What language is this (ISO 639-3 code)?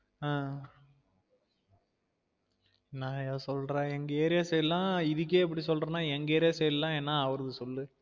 tam